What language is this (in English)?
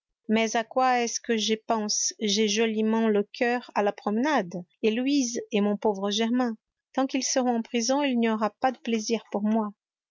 French